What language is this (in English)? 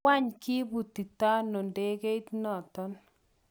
Kalenjin